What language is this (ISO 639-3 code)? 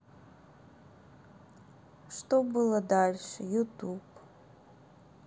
rus